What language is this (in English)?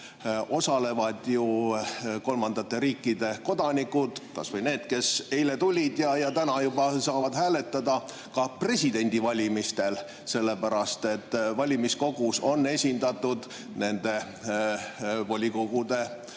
Estonian